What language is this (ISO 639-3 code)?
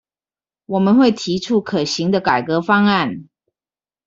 zho